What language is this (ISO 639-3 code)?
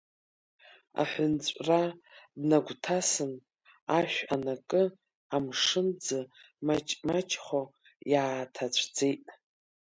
abk